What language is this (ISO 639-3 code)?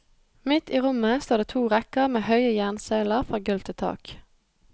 nor